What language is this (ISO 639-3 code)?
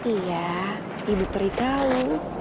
ind